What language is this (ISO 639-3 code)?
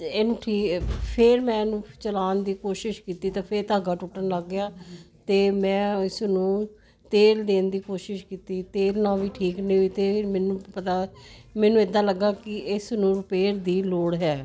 pan